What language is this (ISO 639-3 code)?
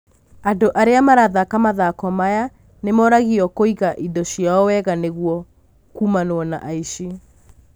kik